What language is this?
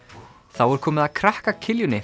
Icelandic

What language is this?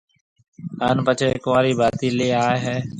Marwari (Pakistan)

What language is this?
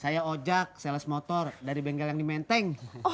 Indonesian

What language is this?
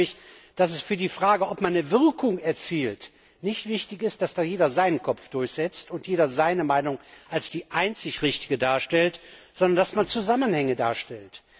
German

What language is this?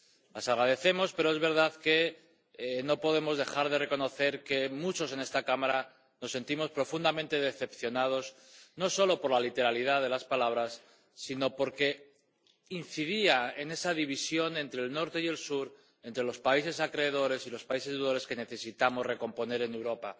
Spanish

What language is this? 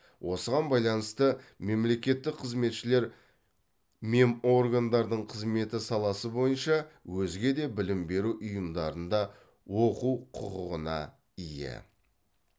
Kazakh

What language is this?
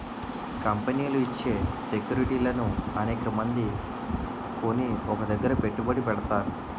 Telugu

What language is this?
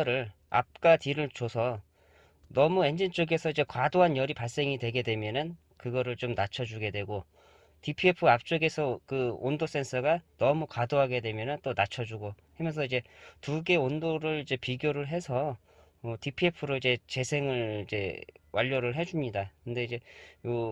Korean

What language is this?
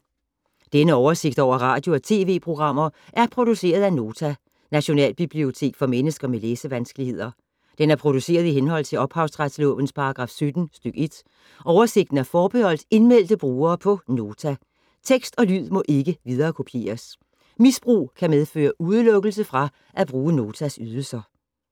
Danish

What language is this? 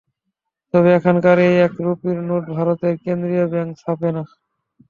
Bangla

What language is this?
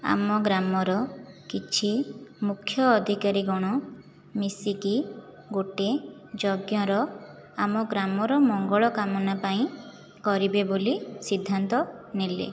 Odia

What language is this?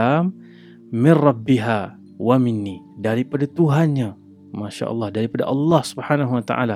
Malay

